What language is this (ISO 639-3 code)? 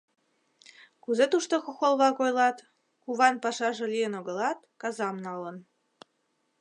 chm